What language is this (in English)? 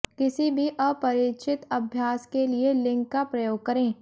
Hindi